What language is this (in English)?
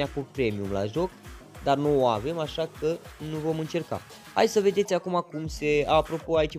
Romanian